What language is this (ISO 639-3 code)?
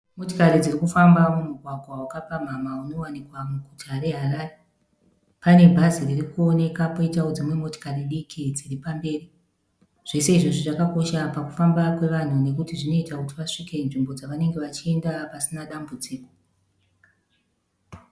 sna